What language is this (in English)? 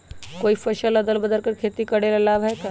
Magahi